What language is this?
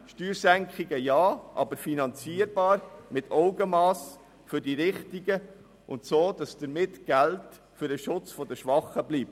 Swiss German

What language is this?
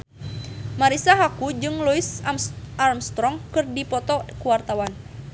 Sundanese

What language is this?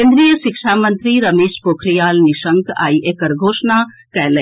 Maithili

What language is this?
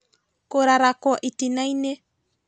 Kikuyu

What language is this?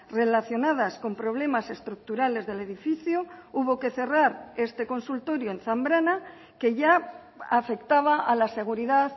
Spanish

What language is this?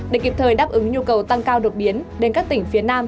Vietnamese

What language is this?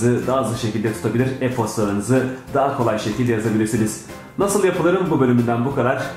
Turkish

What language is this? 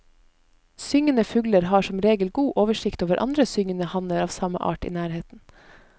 Norwegian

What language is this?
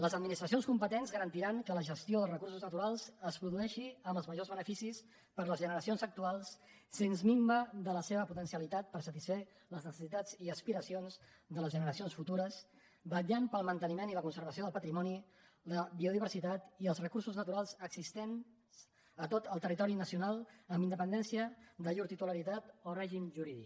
Catalan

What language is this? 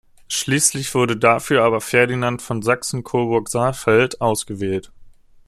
German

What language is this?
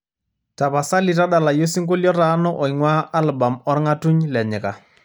Masai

